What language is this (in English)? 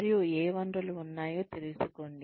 Telugu